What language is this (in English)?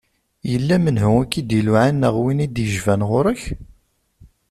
Kabyle